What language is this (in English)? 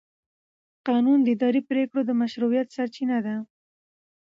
Pashto